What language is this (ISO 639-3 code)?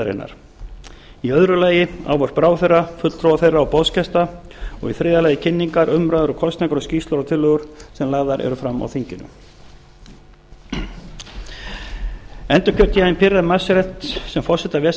isl